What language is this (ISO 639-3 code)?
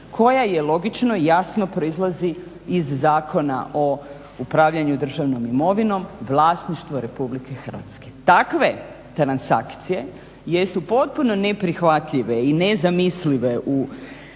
hrv